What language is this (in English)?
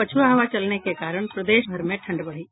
Hindi